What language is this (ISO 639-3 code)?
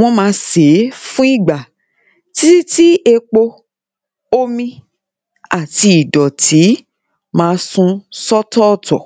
yor